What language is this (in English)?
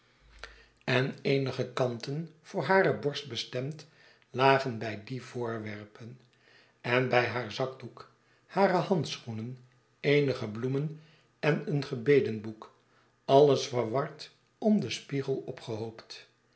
Dutch